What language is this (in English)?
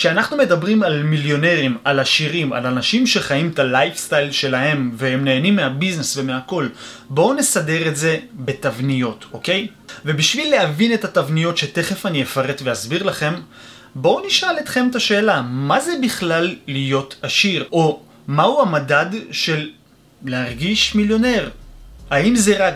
Hebrew